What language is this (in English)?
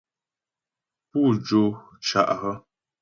Ghomala